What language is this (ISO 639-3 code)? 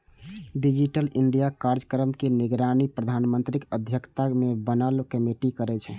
mai